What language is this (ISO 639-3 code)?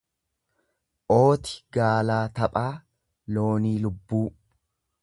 orm